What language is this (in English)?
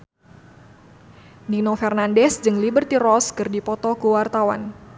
Sundanese